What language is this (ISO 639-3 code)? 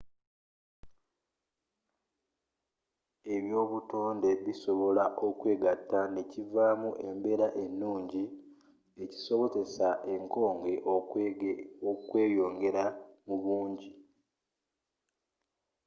lug